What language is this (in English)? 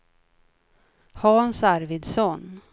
Swedish